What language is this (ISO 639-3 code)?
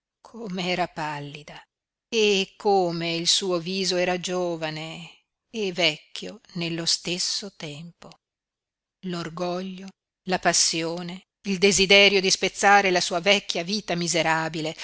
ita